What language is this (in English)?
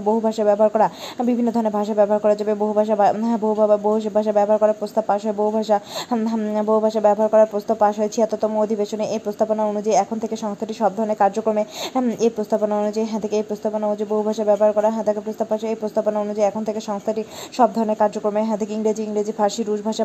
Bangla